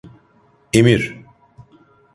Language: Turkish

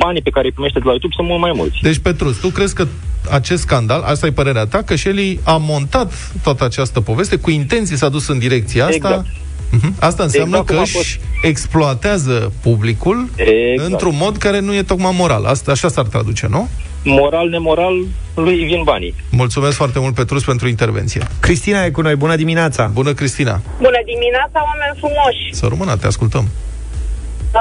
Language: Romanian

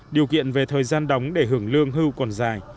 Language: Vietnamese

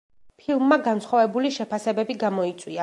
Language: Georgian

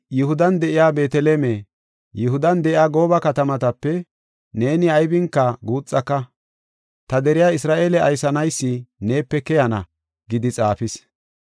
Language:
Gofa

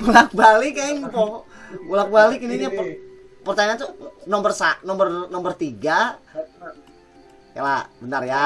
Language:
Indonesian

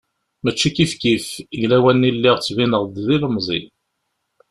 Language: Kabyle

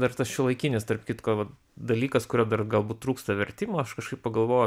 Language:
Lithuanian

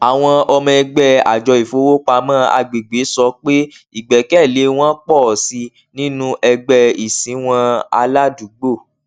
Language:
Yoruba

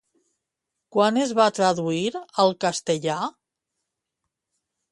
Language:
Catalan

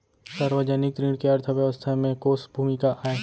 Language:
Chhattisgarhi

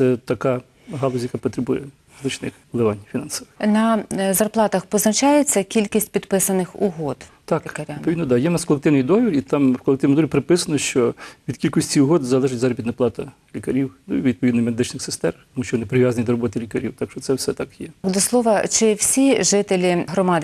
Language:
Ukrainian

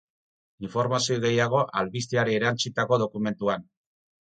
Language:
Basque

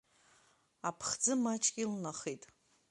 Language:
Abkhazian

